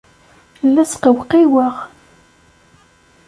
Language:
Kabyle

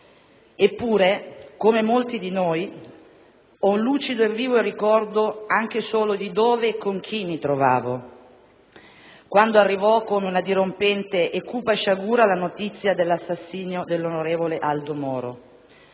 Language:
Italian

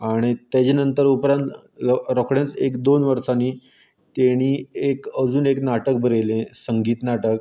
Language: Konkani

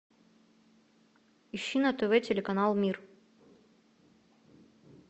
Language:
Russian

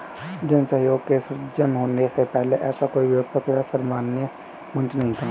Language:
Hindi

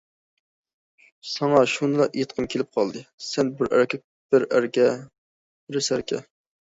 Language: Uyghur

